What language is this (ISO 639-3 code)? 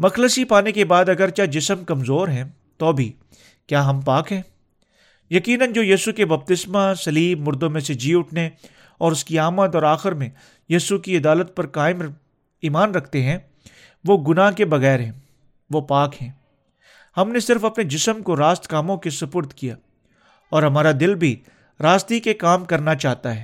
urd